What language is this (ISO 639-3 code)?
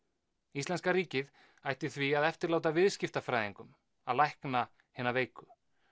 isl